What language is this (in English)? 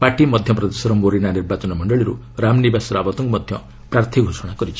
Odia